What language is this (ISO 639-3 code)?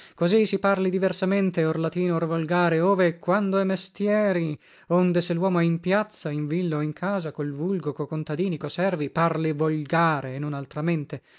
ita